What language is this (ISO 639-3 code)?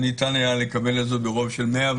heb